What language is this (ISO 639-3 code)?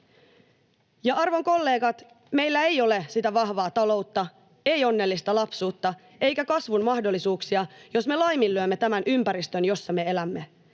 fin